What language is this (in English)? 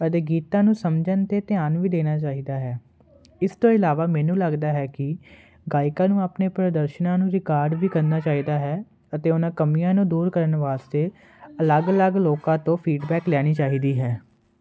Punjabi